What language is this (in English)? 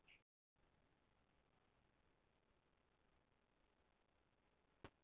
Icelandic